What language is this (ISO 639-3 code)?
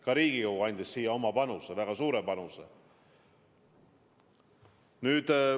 est